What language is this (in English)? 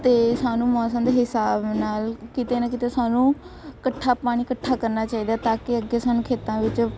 Punjabi